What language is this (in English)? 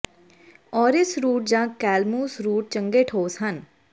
Punjabi